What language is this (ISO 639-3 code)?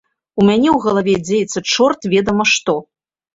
bel